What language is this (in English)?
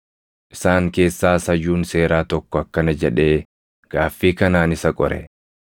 Oromo